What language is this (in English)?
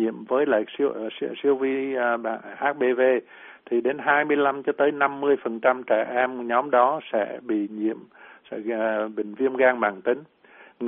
Vietnamese